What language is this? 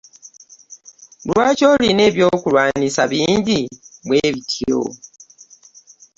Ganda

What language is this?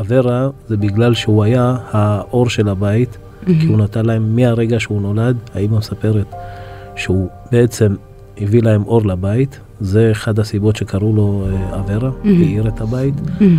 Hebrew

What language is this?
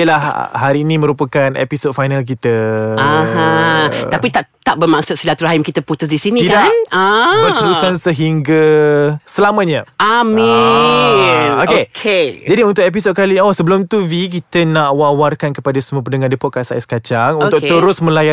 Malay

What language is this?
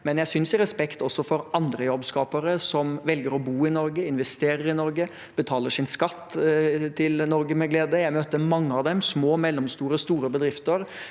Norwegian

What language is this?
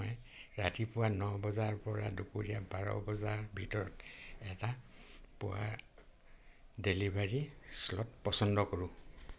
Assamese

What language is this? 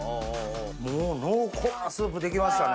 Japanese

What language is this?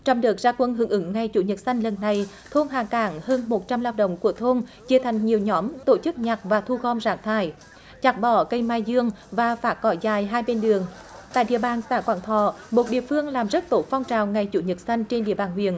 Vietnamese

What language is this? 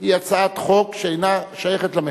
Hebrew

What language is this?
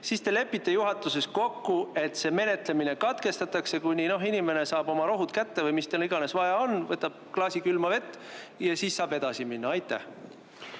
Estonian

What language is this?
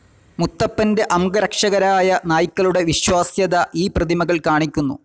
Malayalam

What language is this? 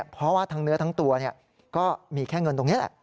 Thai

